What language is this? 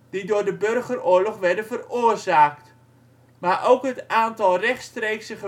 Dutch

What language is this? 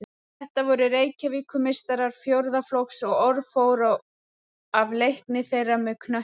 Icelandic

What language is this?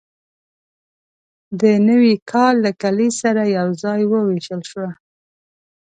Pashto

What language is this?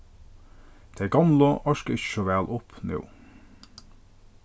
Faroese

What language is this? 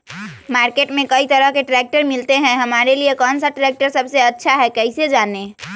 Magahi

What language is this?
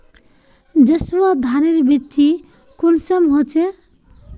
Magahi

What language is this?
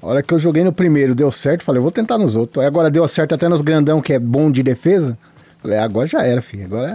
Portuguese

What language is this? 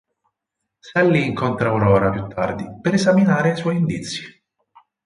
Italian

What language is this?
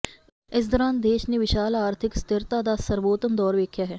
Punjabi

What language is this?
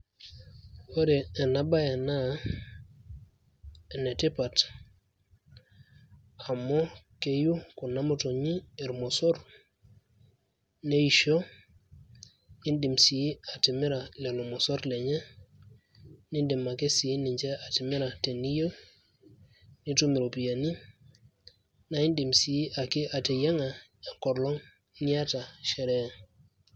Masai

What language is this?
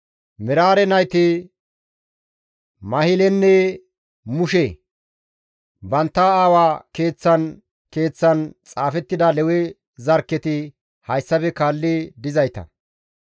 Gamo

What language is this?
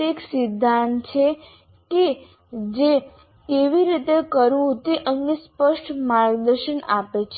Gujarati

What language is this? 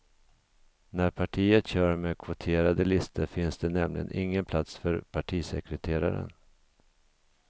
Swedish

